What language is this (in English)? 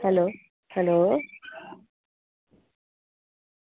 Dogri